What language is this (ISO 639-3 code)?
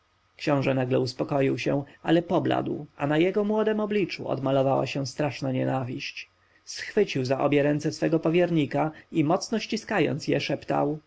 pol